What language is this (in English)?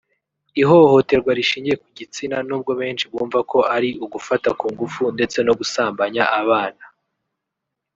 Kinyarwanda